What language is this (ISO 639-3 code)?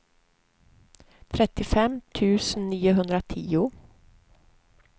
swe